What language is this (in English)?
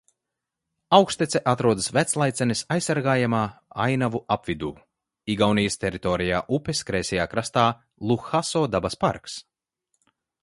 Latvian